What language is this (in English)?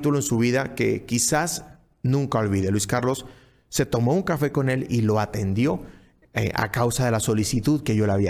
Spanish